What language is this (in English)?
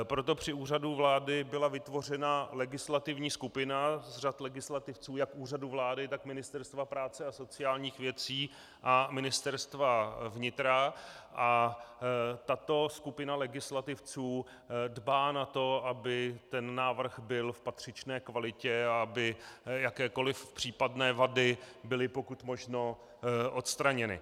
Czech